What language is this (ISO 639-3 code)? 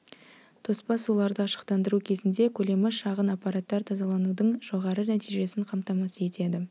kaz